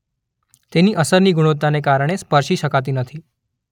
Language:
Gujarati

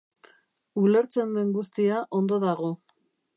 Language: Basque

